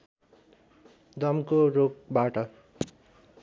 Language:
Nepali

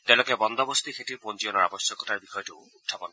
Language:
Assamese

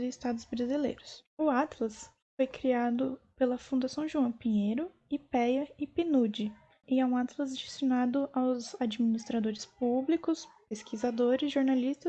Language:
Portuguese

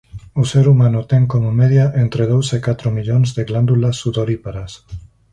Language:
Galician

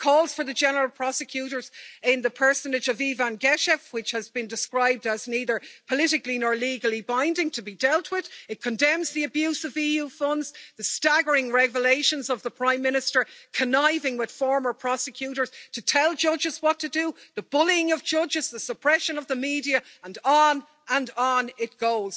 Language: English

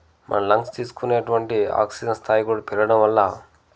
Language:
Telugu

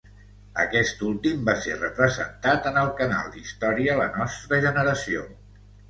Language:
Catalan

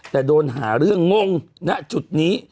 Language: Thai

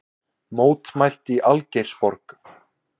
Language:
Icelandic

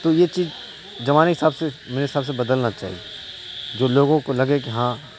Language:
Urdu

